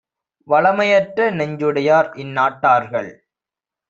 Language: Tamil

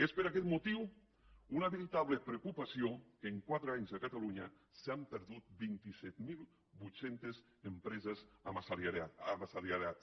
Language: Catalan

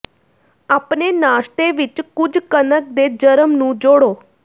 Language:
Punjabi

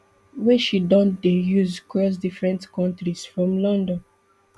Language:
Nigerian Pidgin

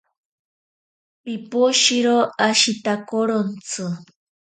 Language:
Ashéninka Perené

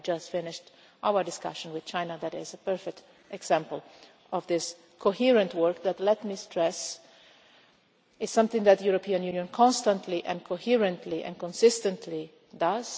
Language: English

